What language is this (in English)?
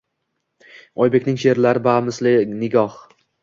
Uzbek